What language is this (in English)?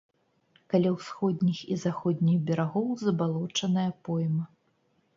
Belarusian